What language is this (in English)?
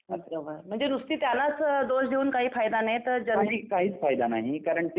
Marathi